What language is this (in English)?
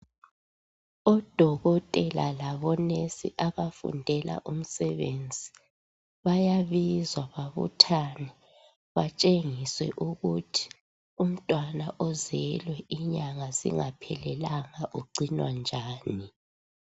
North Ndebele